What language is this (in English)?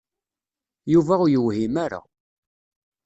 Kabyle